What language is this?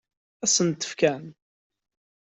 Kabyle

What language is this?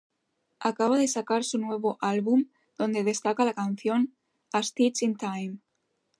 Spanish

